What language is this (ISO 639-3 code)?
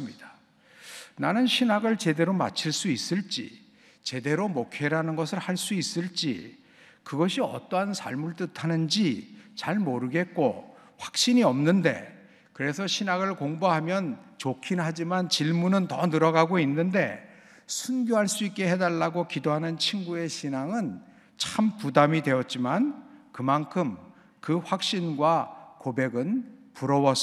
kor